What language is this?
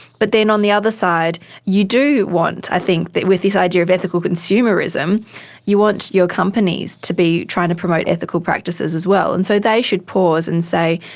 English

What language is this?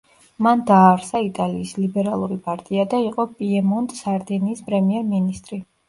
Georgian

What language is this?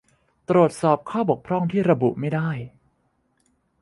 Thai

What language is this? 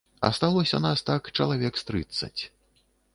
Belarusian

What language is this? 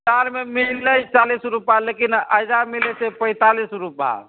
Maithili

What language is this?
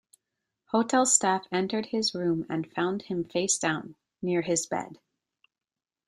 English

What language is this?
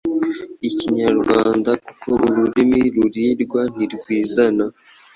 Kinyarwanda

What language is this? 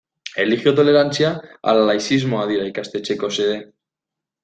Basque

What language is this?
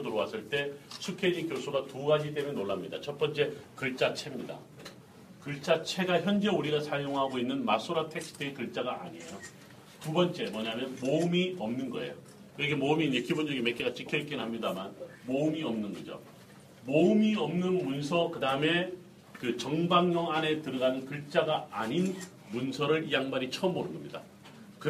Korean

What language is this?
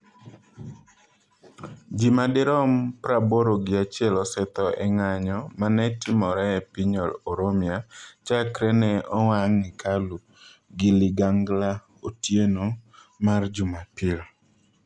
Luo (Kenya and Tanzania)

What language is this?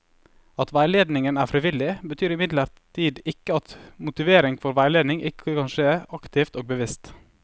Norwegian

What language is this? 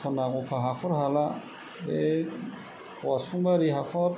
Bodo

